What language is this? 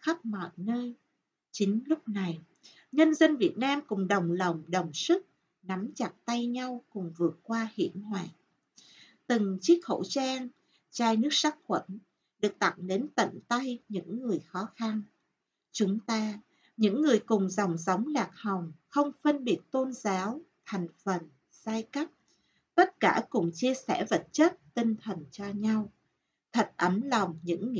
Vietnamese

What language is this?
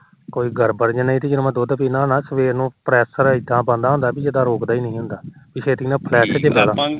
Punjabi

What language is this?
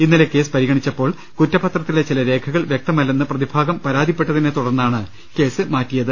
Malayalam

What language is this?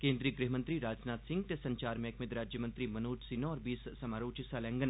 Dogri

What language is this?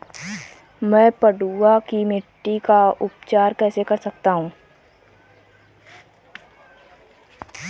Hindi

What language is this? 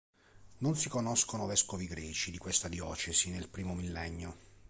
Italian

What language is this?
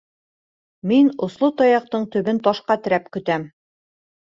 Bashkir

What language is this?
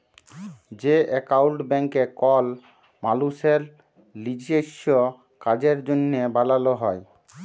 Bangla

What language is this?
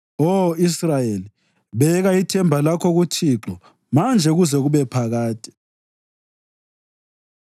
North Ndebele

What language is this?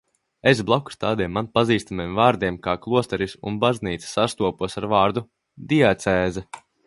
Latvian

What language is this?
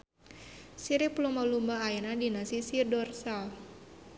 Sundanese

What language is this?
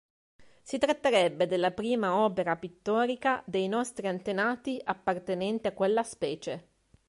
Italian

